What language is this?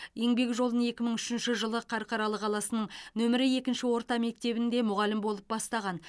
Kazakh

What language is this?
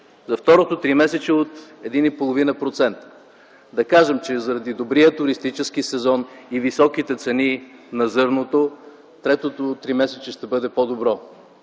Bulgarian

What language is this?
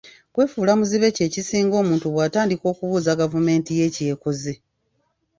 Ganda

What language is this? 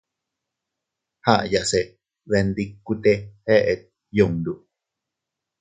Teutila Cuicatec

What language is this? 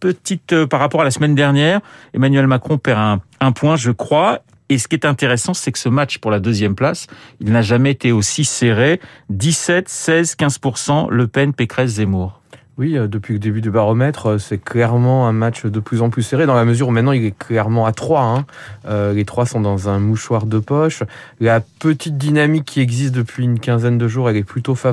French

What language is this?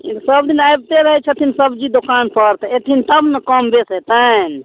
Maithili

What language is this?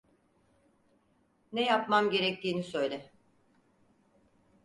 Turkish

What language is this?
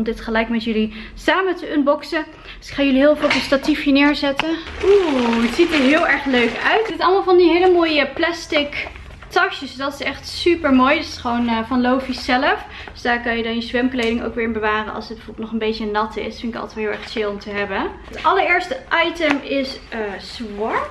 Dutch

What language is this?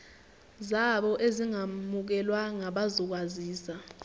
Zulu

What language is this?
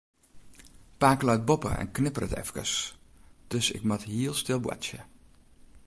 Western Frisian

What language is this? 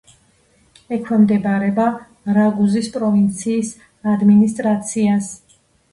Georgian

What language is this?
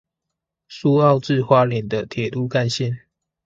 Chinese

